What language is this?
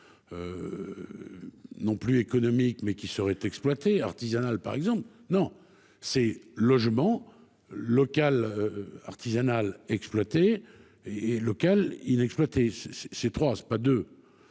French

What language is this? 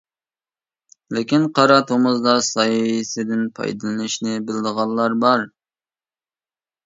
Uyghur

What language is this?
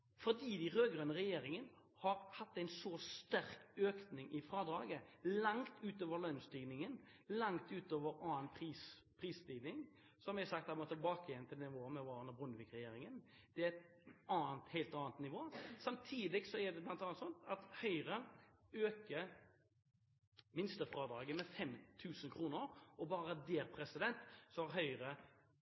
Norwegian Bokmål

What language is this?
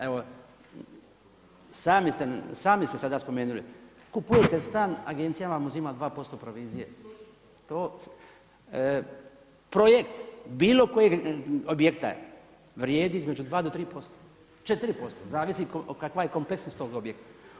Croatian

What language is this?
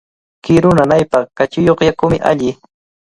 Cajatambo North Lima Quechua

